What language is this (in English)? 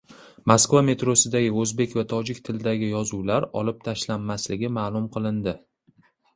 Uzbek